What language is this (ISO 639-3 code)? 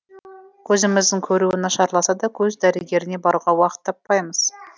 kaz